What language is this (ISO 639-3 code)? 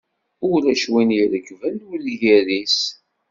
kab